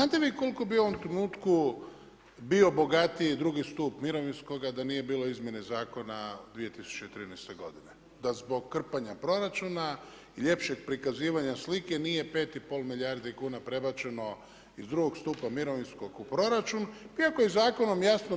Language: Croatian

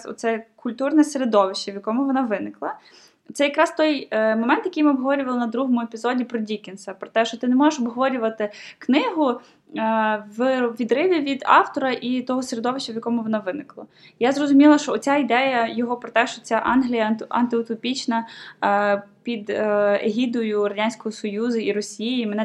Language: Ukrainian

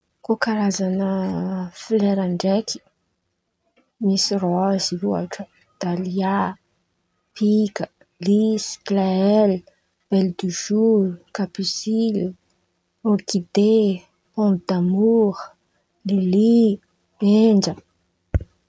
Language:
Antankarana Malagasy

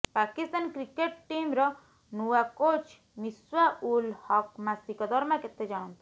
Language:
Odia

